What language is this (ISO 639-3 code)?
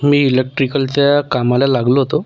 mar